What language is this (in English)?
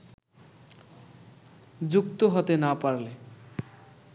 Bangla